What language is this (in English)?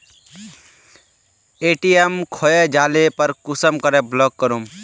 Magahi